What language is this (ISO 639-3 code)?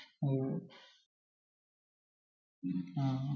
mal